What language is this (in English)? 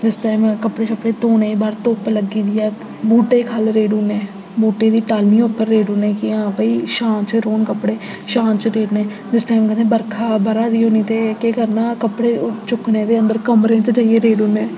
Dogri